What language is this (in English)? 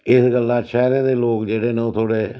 Dogri